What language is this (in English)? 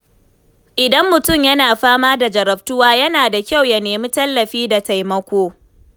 Hausa